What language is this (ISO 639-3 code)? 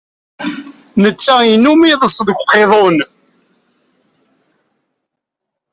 kab